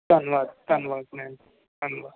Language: Punjabi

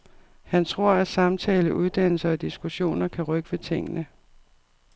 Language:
Danish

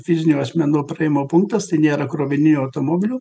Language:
Lithuanian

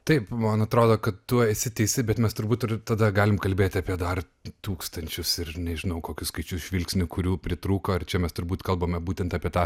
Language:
Lithuanian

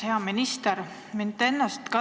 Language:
Estonian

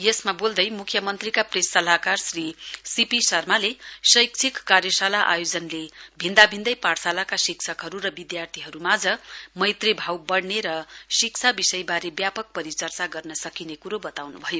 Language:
Nepali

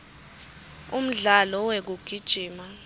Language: Swati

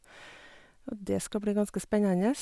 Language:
Norwegian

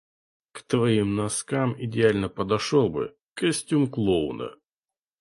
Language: Russian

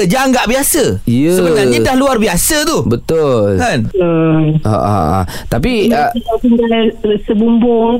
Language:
Malay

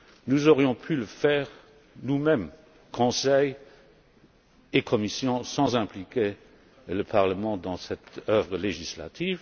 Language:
French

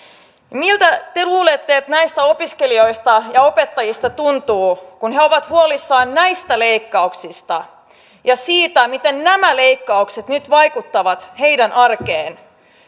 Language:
Finnish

